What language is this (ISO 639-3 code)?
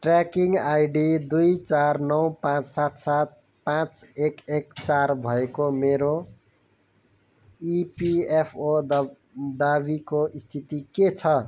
nep